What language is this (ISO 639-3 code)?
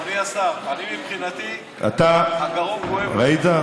heb